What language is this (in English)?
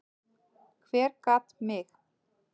Icelandic